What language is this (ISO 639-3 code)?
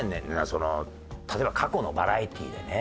jpn